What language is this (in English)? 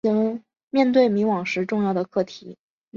Chinese